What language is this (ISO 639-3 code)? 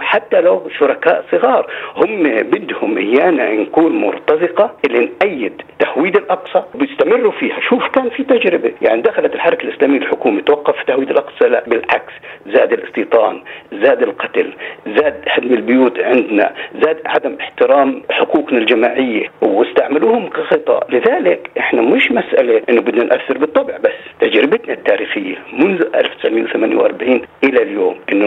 ara